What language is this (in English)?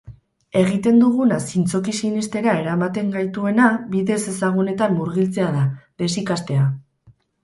Basque